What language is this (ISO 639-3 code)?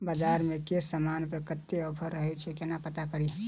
mai